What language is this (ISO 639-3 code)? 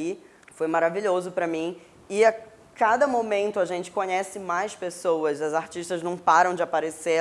por